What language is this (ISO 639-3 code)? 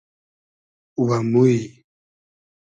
haz